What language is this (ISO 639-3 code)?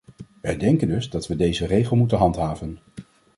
nld